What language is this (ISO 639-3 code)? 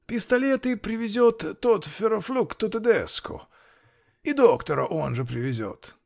rus